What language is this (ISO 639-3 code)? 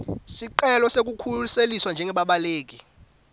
ssw